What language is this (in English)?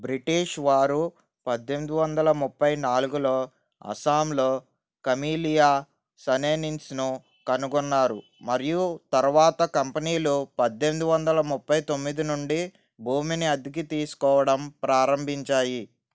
Telugu